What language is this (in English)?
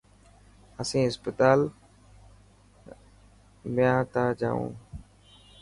Dhatki